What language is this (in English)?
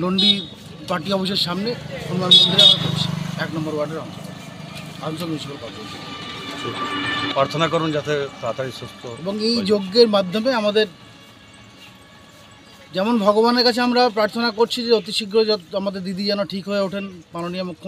Romanian